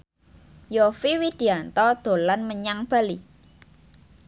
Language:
Javanese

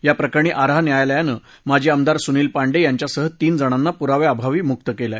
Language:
Marathi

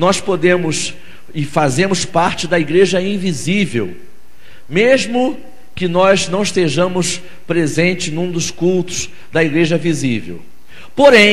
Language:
Portuguese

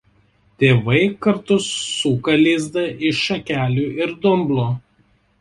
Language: Lithuanian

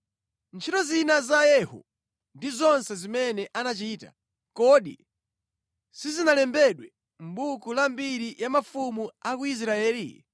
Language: Nyanja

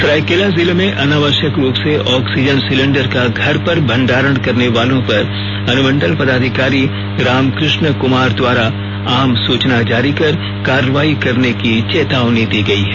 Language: Hindi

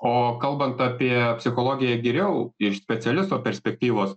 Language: Lithuanian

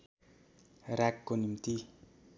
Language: Nepali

